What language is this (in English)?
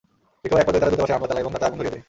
Bangla